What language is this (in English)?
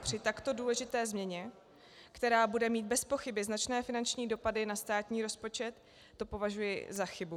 Czech